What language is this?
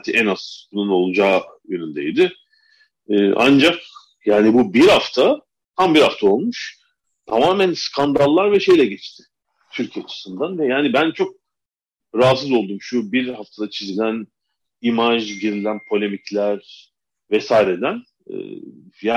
Turkish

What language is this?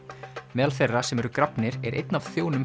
Icelandic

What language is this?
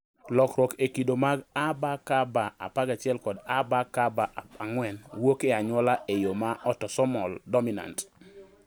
Luo (Kenya and Tanzania)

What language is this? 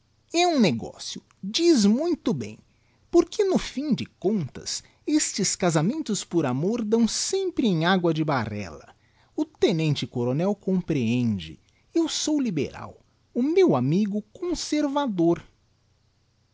Portuguese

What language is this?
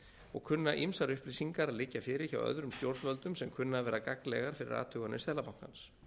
Icelandic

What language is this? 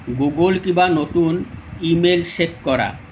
Assamese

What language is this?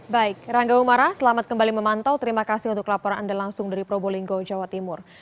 Indonesian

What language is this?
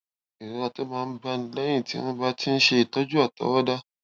Yoruba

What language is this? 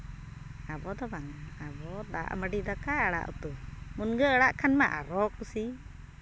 Santali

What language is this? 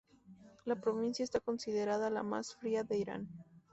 Spanish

